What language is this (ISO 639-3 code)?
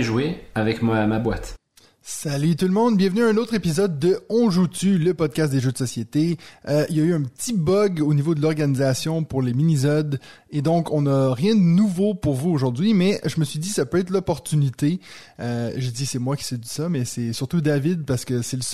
fra